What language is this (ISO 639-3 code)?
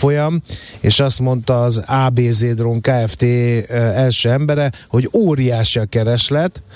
hun